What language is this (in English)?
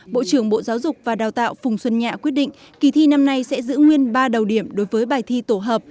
Vietnamese